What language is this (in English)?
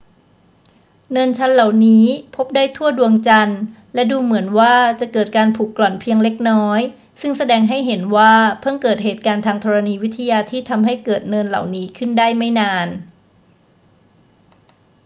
Thai